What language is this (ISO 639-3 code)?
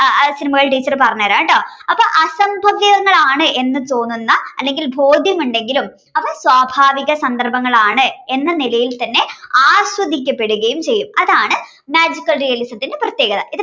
mal